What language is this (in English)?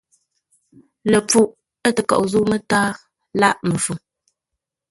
Ngombale